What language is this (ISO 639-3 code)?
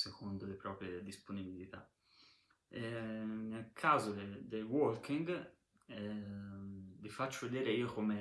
ita